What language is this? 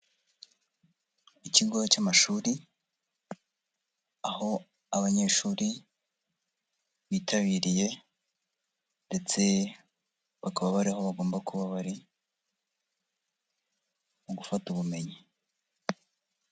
Kinyarwanda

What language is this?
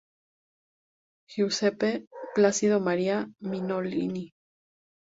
Spanish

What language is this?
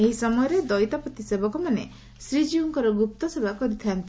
Odia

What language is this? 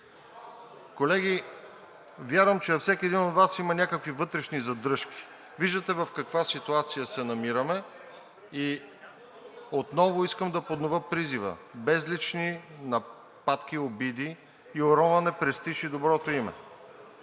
Bulgarian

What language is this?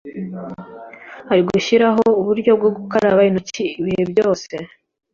Kinyarwanda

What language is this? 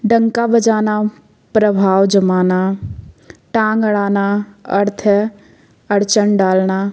Hindi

